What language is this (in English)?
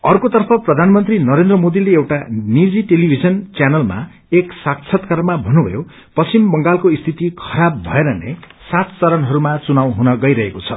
Nepali